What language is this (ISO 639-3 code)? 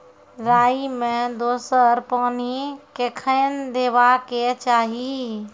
mai